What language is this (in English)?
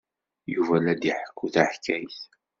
Kabyle